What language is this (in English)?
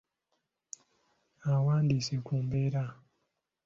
Ganda